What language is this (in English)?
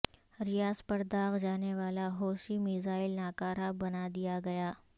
Urdu